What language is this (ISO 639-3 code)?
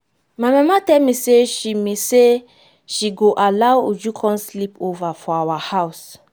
pcm